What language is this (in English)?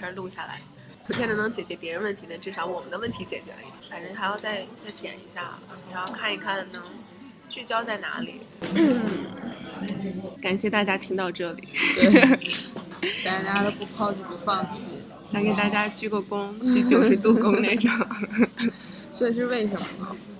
Chinese